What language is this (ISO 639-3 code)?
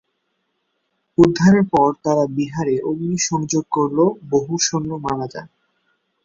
ben